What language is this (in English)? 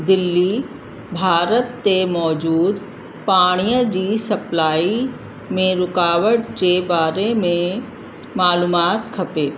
Sindhi